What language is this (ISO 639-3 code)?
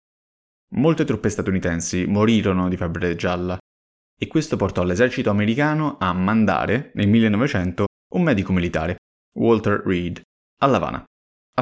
ita